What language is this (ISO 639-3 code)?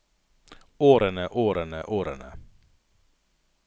nor